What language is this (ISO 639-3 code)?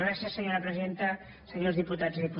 cat